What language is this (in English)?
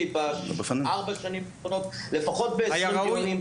Hebrew